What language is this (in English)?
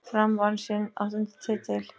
Icelandic